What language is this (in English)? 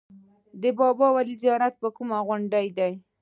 Pashto